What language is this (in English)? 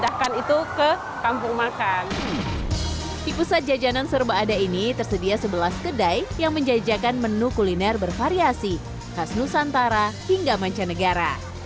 Indonesian